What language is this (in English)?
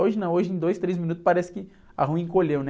Portuguese